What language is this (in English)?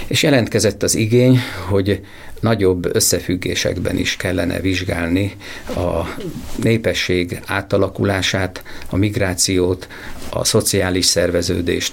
Hungarian